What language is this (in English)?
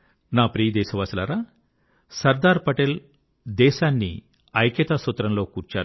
Telugu